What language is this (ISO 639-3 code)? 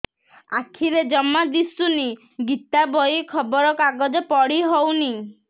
ori